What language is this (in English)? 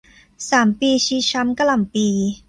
Thai